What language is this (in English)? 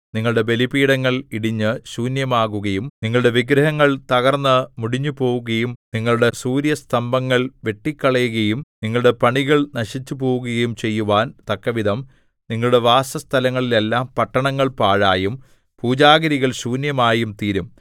Malayalam